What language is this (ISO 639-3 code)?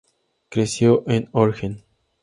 spa